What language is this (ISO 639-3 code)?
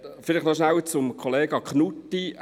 gsw